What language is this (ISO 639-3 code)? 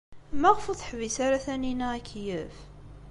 kab